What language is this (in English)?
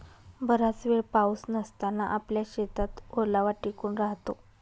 Marathi